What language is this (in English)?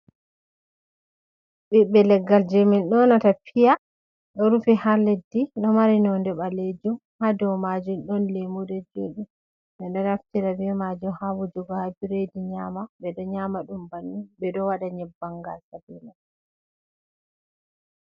Fula